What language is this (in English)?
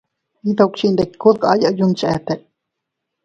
Teutila Cuicatec